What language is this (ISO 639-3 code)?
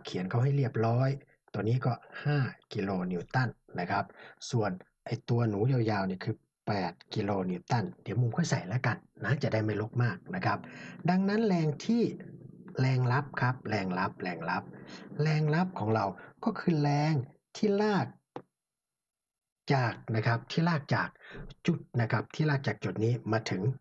tha